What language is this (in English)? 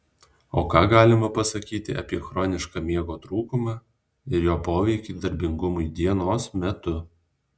Lithuanian